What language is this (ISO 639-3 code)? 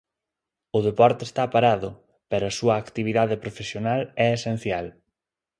glg